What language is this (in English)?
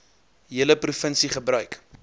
Afrikaans